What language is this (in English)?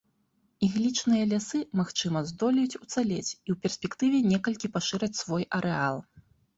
Belarusian